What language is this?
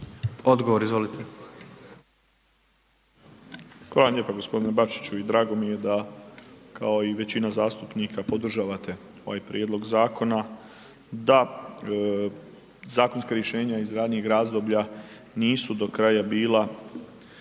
Croatian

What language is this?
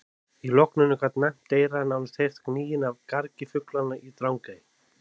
Icelandic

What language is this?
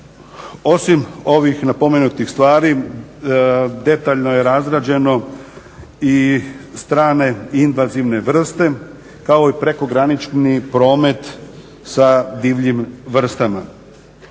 Croatian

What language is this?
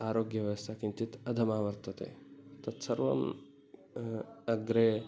Sanskrit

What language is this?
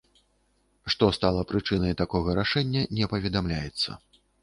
Belarusian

